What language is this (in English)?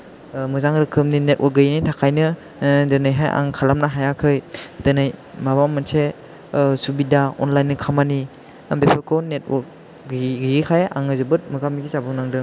Bodo